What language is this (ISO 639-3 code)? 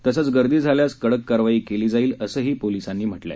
mar